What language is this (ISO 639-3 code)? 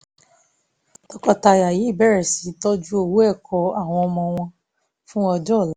yor